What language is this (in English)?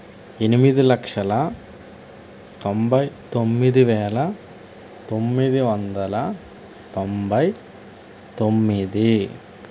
Telugu